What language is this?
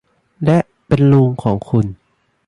Thai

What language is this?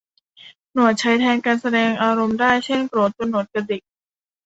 Thai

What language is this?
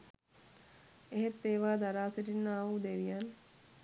Sinhala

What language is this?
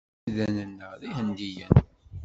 Kabyle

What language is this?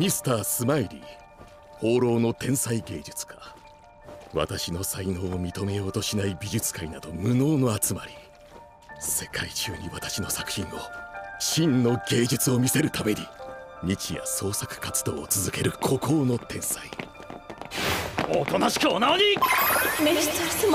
Japanese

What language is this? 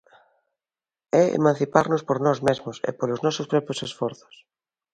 Galician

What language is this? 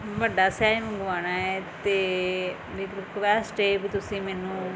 Punjabi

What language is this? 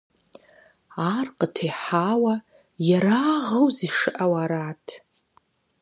Kabardian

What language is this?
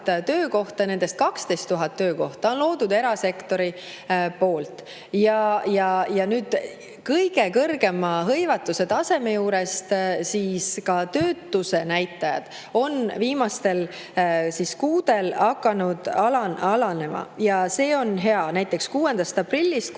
Estonian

